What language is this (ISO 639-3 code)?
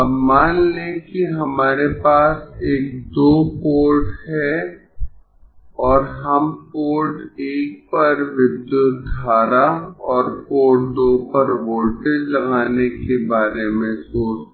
hin